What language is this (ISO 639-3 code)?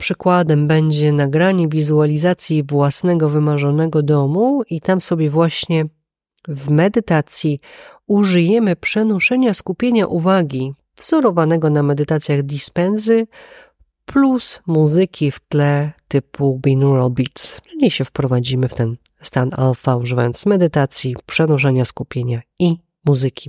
pol